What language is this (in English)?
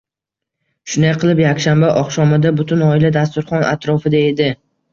Uzbek